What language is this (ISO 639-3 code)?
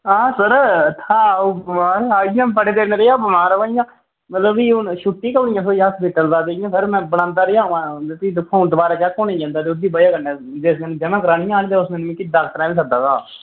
doi